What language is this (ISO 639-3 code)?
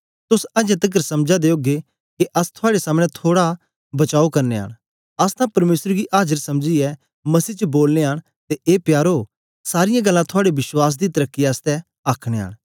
doi